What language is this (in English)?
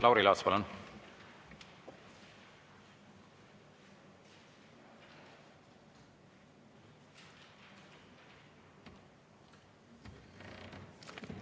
Estonian